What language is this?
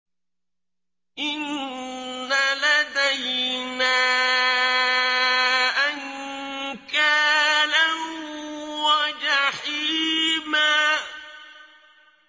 Arabic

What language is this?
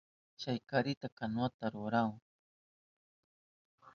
Southern Pastaza Quechua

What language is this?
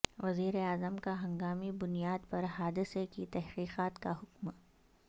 Urdu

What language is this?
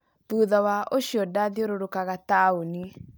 Kikuyu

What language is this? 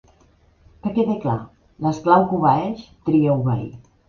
Catalan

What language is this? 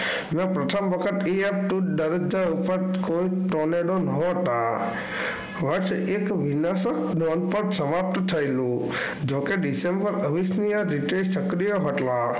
Gujarati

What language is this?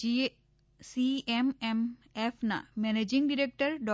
Gujarati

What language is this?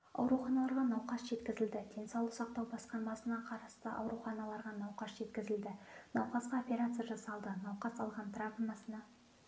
Kazakh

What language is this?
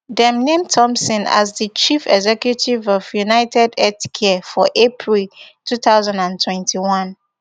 Nigerian Pidgin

